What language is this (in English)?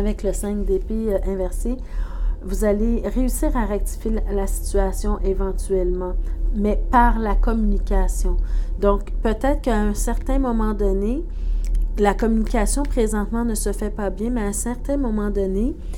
French